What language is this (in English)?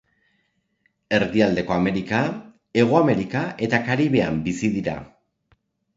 Basque